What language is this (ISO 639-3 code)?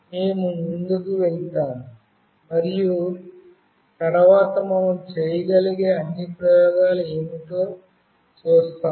tel